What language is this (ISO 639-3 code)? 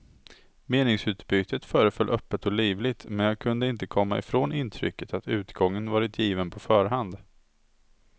swe